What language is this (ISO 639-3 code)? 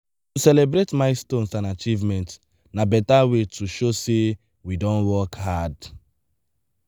pcm